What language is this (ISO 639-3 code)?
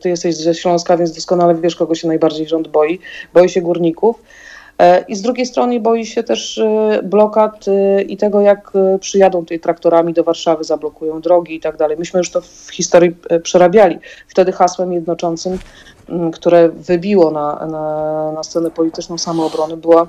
pol